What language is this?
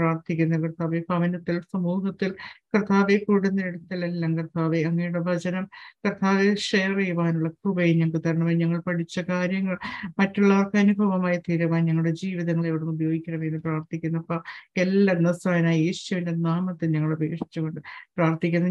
Malayalam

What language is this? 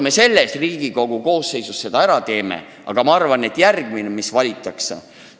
Estonian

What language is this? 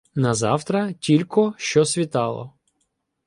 Ukrainian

